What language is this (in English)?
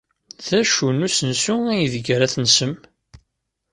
Kabyle